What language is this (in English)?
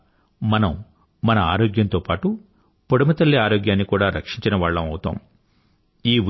Telugu